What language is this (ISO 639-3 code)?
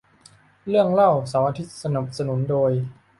tha